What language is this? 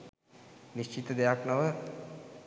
Sinhala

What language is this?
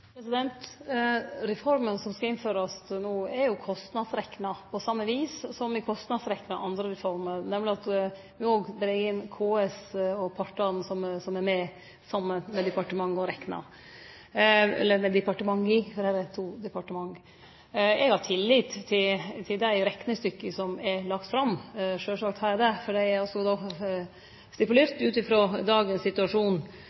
Norwegian Nynorsk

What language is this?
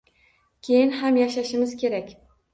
Uzbek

